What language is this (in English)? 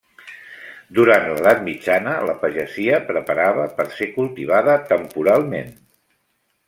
Catalan